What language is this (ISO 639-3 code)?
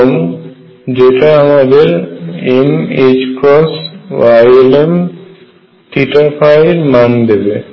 ben